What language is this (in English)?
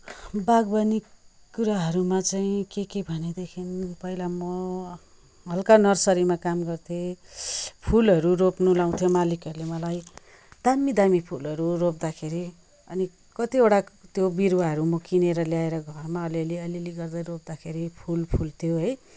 Nepali